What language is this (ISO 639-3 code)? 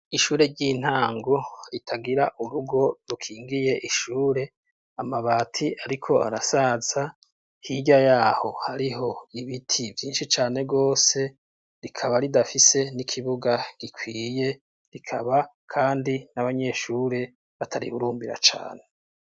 run